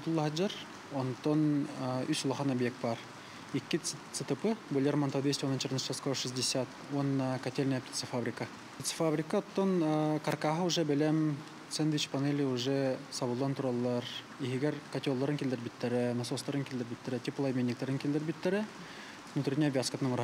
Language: Turkish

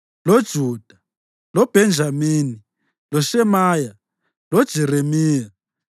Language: North Ndebele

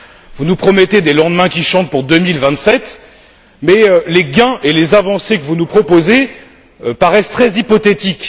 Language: French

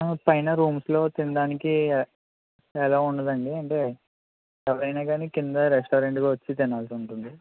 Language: Telugu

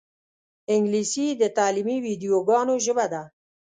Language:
Pashto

